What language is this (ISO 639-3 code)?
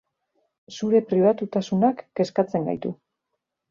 eus